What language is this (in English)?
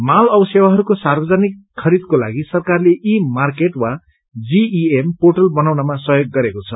Nepali